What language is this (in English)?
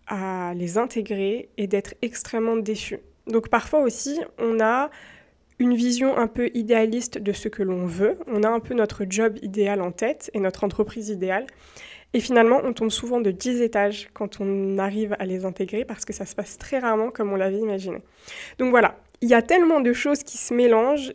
French